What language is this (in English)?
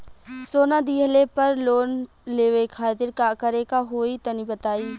Bhojpuri